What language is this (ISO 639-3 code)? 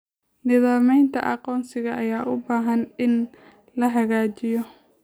som